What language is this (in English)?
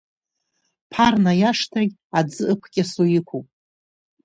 Abkhazian